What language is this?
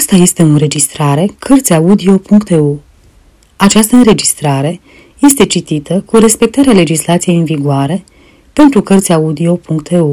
Romanian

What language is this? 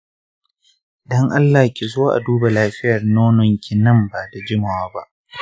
Hausa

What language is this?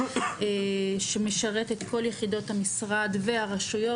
Hebrew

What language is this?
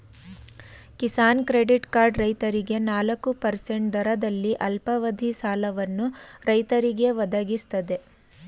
Kannada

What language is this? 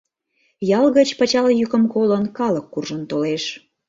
Mari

